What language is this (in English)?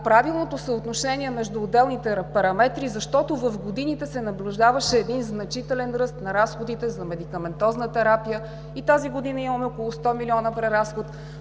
Bulgarian